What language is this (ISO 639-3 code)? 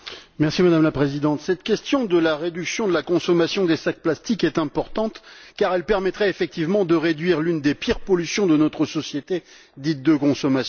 fra